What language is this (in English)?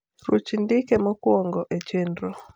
Luo (Kenya and Tanzania)